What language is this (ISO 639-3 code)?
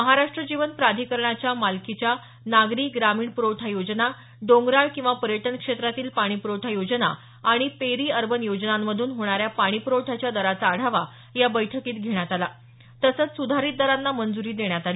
mar